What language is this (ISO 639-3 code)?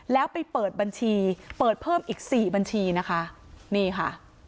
tha